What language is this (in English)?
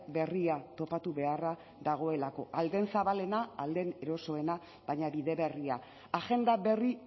Basque